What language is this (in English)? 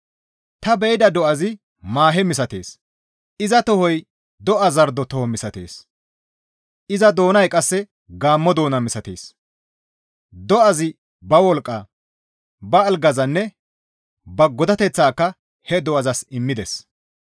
Gamo